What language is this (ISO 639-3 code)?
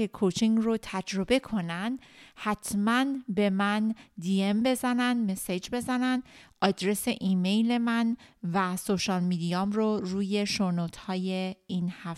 fas